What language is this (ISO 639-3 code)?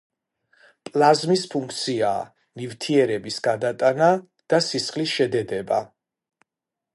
kat